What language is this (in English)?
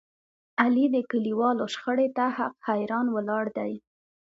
Pashto